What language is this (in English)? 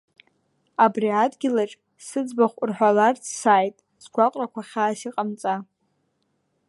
Abkhazian